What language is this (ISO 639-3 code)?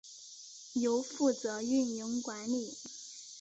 zho